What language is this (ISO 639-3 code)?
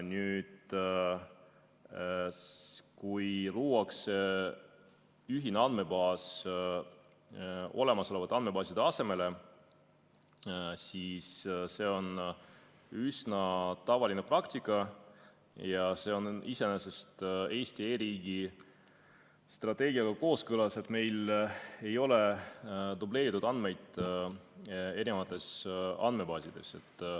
est